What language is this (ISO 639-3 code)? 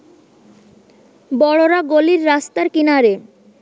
ben